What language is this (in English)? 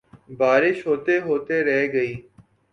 Urdu